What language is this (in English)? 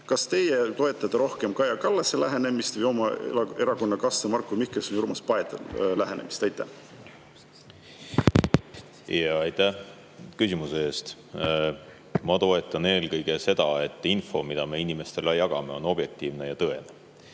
Estonian